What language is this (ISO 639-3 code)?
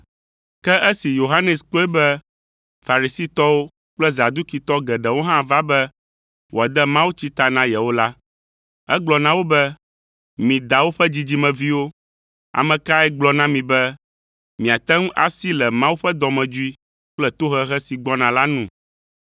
ewe